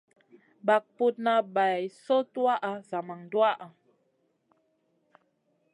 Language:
Masana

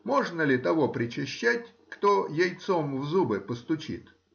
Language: Russian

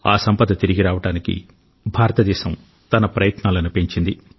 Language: Telugu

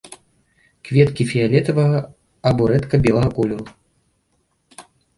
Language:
Belarusian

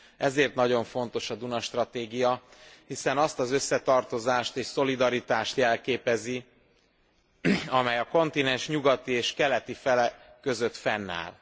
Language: Hungarian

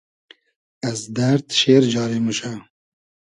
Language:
Hazaragi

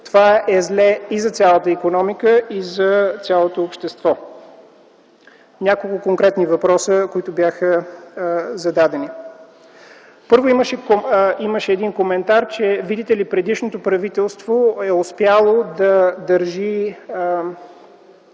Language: Bulgarian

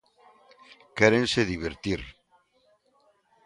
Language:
Galician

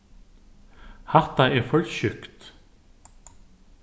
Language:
Faroese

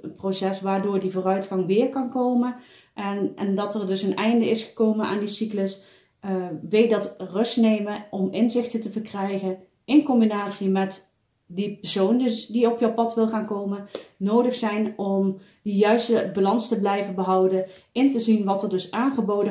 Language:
Dutch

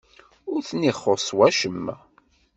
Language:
Kabyle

